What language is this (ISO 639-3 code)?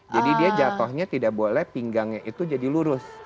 ind